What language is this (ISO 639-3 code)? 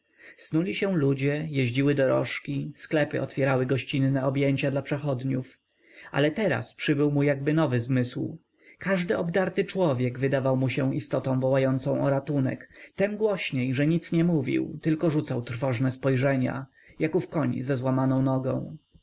pol